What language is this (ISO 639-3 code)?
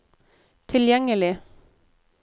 nor